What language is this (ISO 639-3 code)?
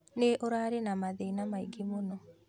kik